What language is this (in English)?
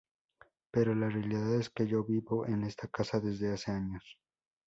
Spanish